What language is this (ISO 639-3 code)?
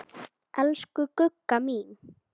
isl